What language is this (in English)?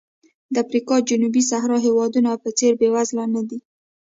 Pashto